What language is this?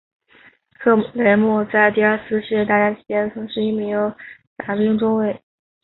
Chinese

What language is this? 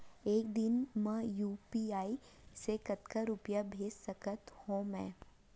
Chhattisgarhi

